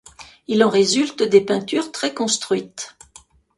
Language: French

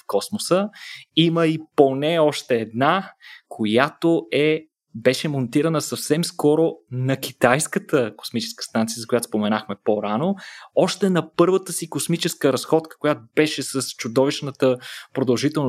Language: Bulgarian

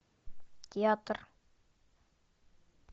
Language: Russian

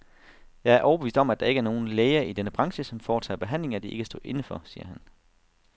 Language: Danish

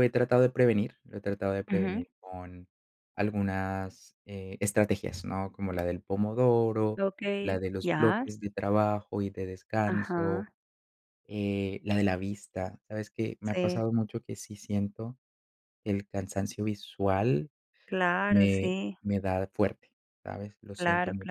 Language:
Spanish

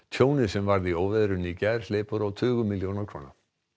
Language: Icelandic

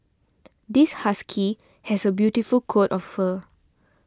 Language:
English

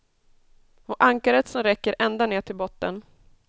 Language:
Swedish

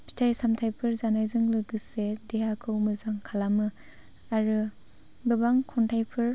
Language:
Bodo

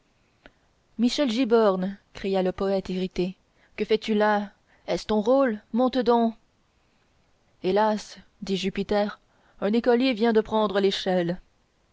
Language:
French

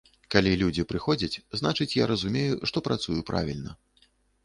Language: Belarusian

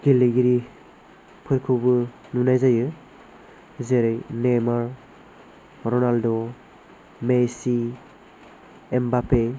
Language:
Bodo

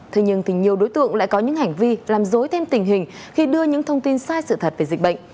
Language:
Vietnamese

